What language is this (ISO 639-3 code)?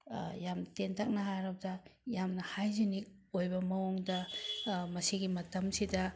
mni